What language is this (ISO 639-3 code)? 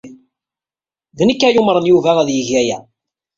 kab